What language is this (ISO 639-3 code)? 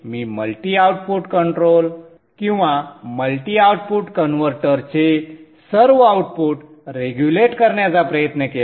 mar